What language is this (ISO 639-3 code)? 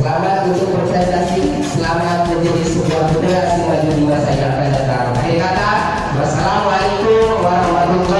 ind